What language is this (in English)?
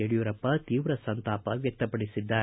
Kannada